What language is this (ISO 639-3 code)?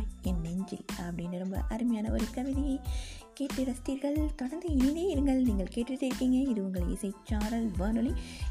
tam